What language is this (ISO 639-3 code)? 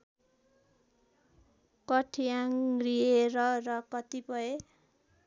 nep